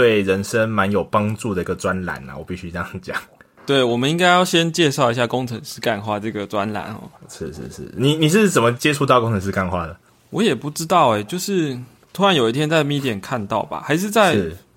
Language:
Chinese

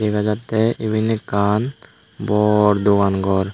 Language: Chakma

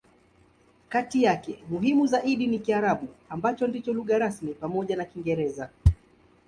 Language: Swahili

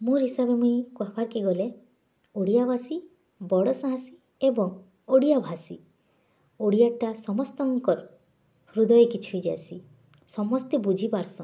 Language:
Odia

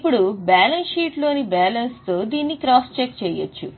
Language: Telugu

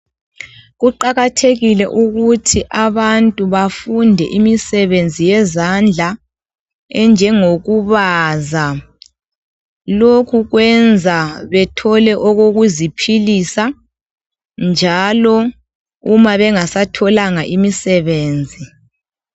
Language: North Ndebele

